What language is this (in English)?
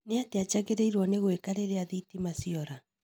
Kikuyu